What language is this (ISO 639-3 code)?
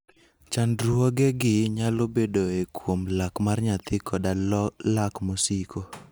luo